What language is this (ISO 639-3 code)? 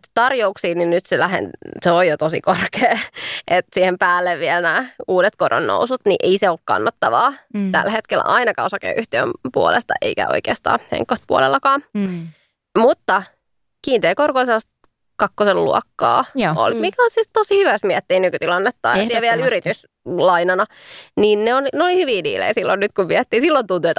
fin